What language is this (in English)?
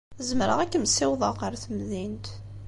Kabyle